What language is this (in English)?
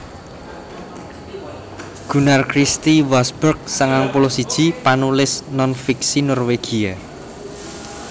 Javanese